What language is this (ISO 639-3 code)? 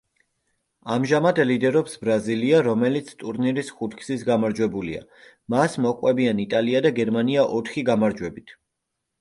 kat